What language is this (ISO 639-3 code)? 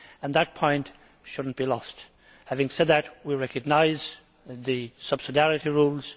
eng